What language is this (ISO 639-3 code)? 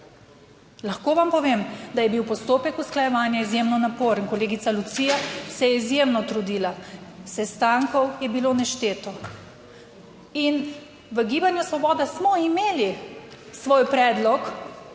slv